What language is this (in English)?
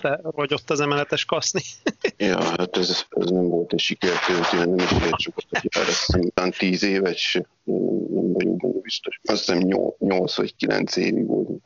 Hungarian